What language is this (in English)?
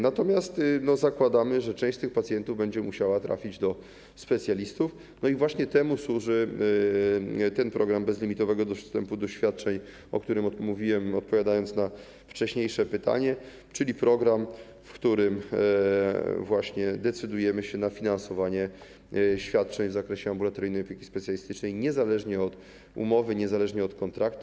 Polish